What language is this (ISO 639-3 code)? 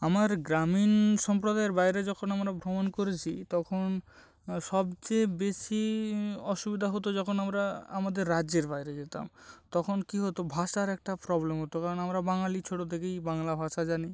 ben